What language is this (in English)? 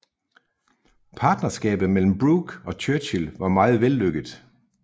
Danish